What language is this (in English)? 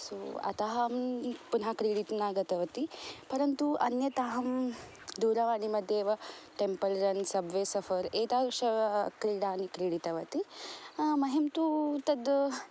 Sanskrit